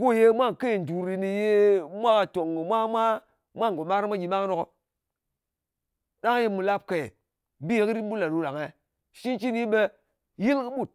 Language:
Ngas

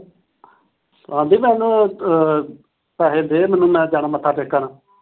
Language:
Punjabi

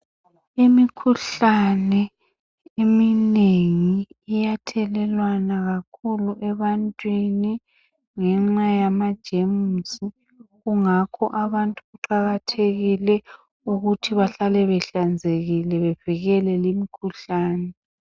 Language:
North Ndebele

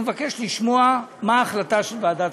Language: Hebrew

